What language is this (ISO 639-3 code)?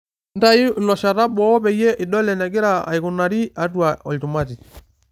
mas